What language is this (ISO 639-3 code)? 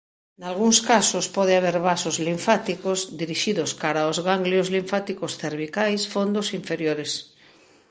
glg